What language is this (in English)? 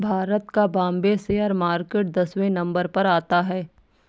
Hindi